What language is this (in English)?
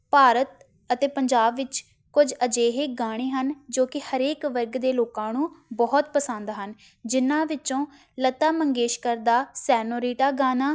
Punjabi